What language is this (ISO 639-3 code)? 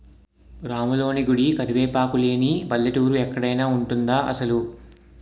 tel